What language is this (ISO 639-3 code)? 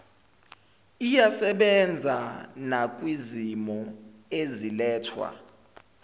zul